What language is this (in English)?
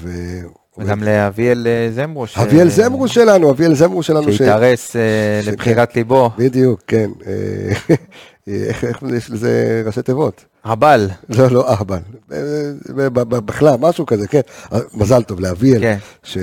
Hebrew